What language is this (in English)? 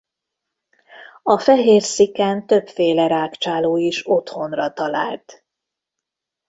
Hungarian